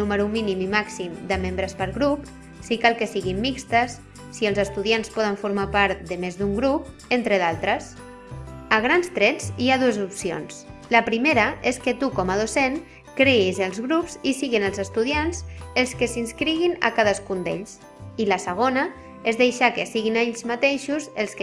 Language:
Catalan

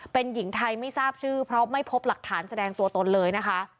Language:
Thai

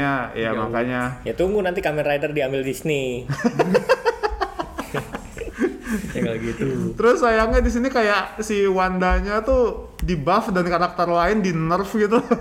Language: Indonesian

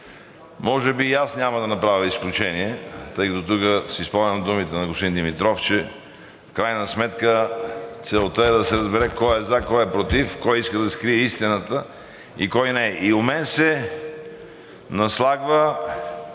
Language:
Bulgarian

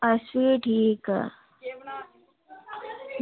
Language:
Dogri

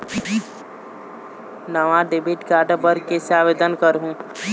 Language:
Chhattisgarhi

